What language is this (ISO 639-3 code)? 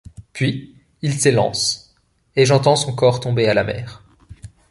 fra